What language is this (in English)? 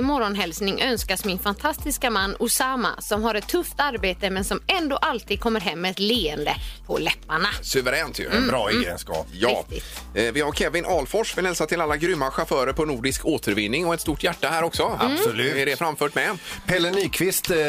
Swedish